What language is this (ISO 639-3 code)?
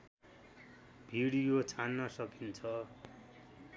nep